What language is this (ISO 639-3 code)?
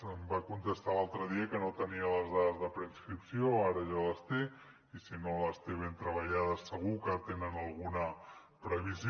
cat